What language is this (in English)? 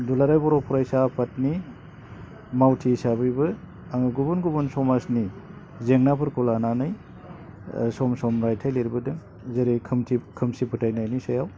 Bodo